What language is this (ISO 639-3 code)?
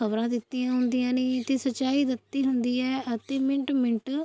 pan